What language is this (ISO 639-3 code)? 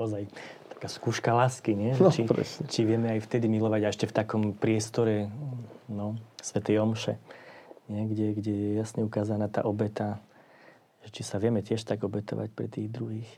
slk